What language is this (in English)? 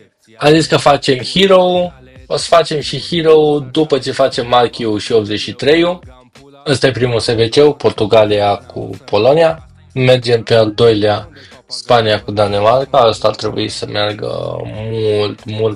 Romanian